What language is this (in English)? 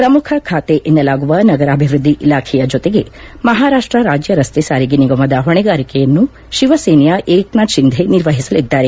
Kannada